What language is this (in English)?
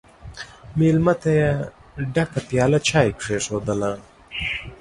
Pashto